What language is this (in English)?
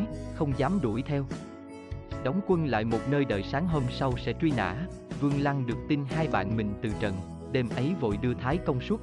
Vietnamese